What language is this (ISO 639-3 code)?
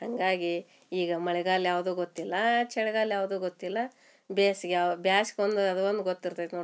kan